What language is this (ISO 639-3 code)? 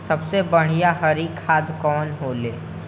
bho